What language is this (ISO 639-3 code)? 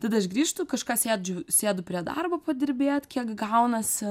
lit